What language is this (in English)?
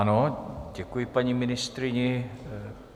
Czech